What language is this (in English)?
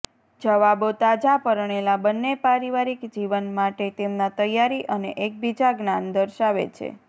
Gujarati